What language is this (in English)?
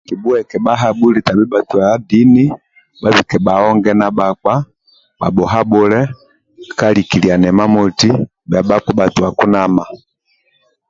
Amba (Uganda)